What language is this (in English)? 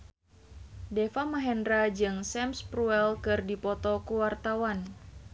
Sundanese